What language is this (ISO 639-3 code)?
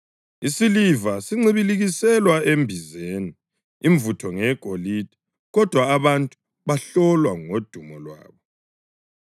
nde